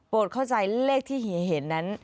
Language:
Thai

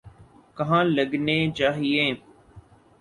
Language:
Urdu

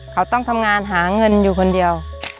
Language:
Thai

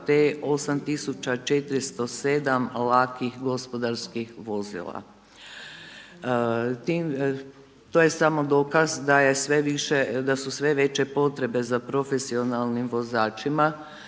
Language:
Croatian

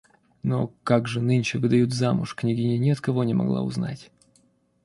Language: Russian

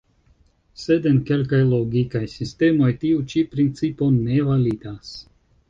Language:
Esperanto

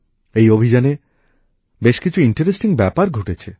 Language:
Bangla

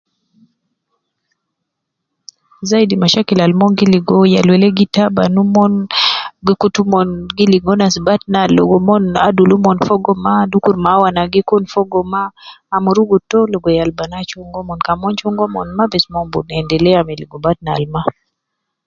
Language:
Nubi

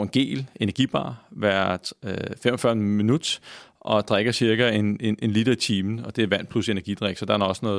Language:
Danish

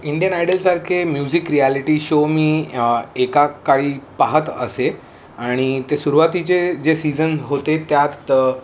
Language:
Marathi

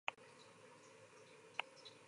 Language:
Basque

